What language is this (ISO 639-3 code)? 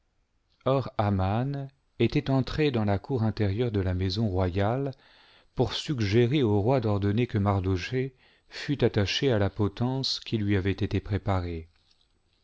fra